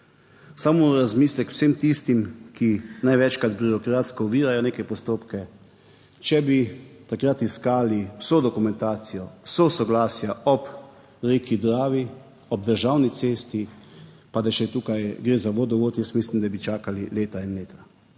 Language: Slovenian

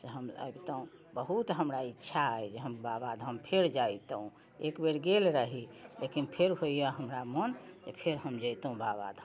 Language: Maithili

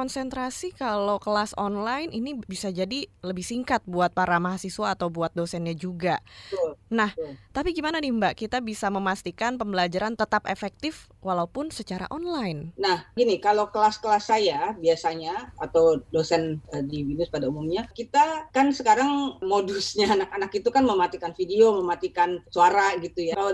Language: Indonesian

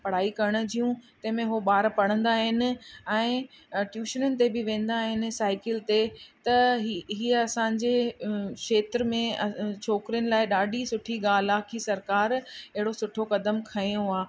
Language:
Sindhi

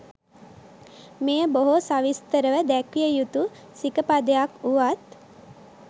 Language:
Sinhala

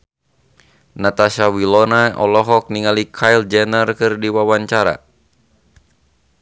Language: Sundanese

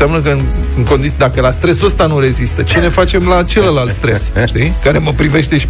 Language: Romanian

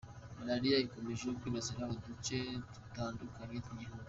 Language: Kinyarwanda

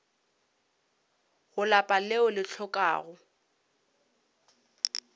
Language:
Northern Sotho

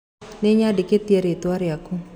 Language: Kikuyu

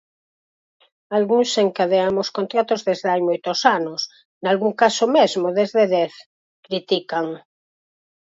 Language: Galician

